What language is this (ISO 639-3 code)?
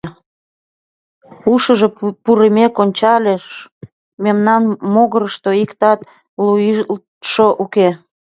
chm